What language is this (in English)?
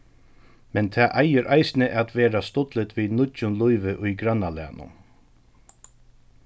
Faroese